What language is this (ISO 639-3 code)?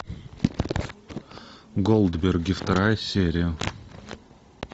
rus